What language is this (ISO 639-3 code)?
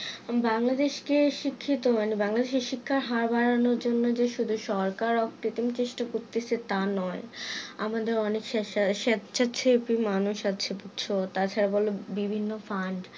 ben